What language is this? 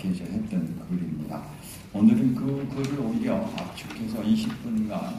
Korean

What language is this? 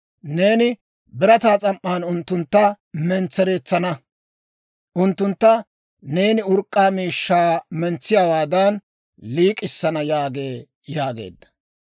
Dawro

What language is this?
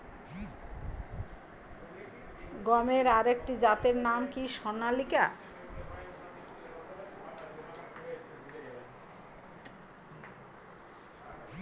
Bangla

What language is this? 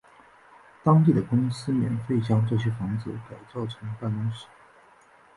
Chinese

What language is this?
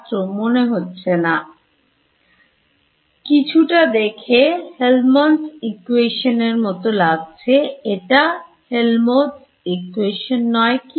Bangla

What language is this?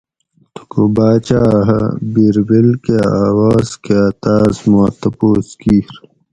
Gawri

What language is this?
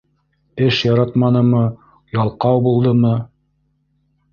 Bashkir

